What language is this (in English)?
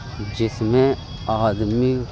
Urdu